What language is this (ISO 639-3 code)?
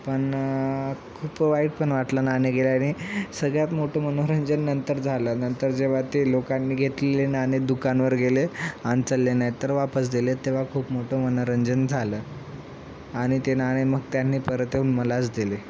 mar